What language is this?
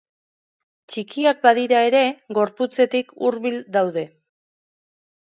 Basque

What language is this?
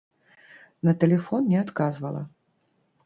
Belarusian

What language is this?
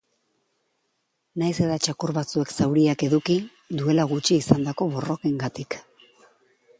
Basque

